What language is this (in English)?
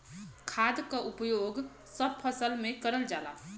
Bhojpuri